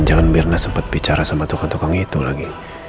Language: Indonesian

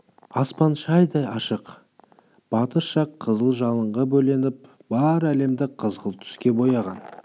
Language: Kazakh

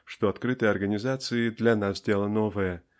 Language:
Russian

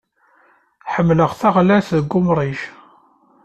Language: Kabyle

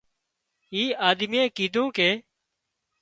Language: Wadiyara Koli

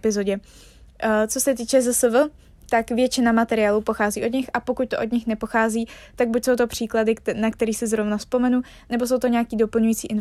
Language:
Czech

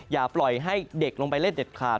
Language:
Thai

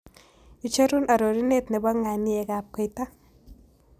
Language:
Kalenjin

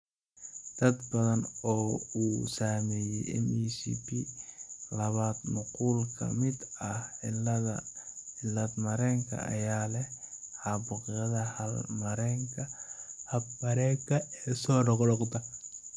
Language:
Somali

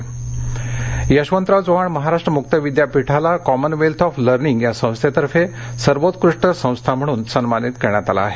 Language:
Marathi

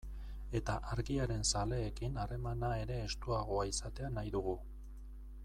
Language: Basque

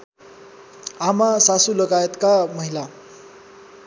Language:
Nepali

